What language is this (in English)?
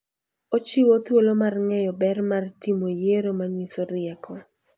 Luo (Kenya and Tanzania)